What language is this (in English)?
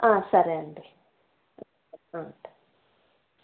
Telugu